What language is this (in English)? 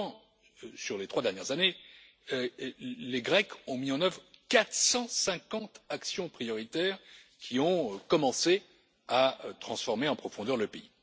French